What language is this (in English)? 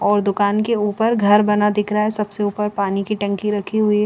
Hindi